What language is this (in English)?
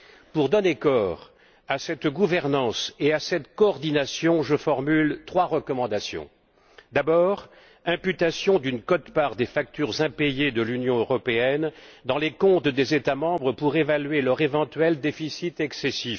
French